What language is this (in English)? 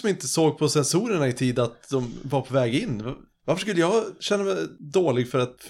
Swedish